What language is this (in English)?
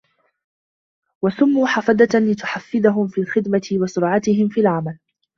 Arabic